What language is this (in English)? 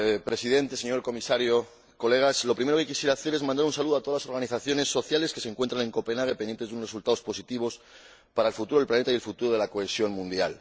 Spanish